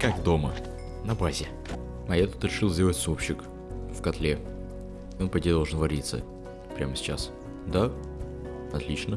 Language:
Russian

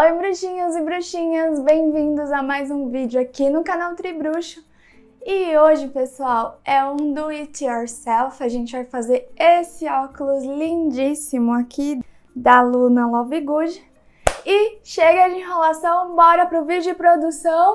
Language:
Portuguese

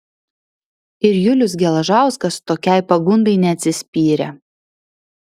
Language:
Lithuanian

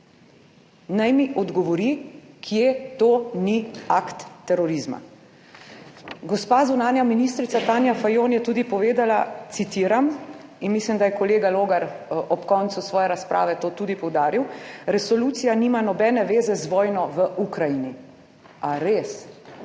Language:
Slovenian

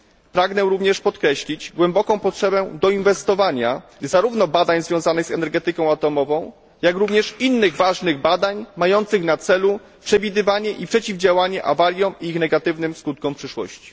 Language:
Polish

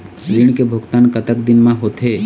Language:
Chhattisgarhi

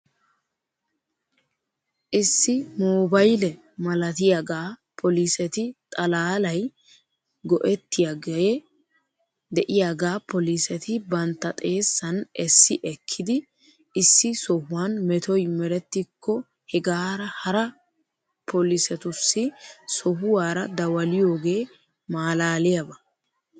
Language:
Wolaytta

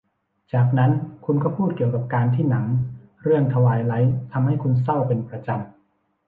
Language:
Thai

